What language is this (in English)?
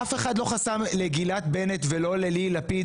Hebrew